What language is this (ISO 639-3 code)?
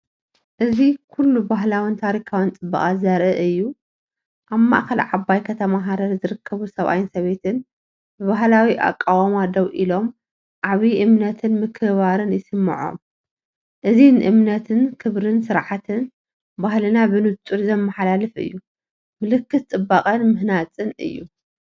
tir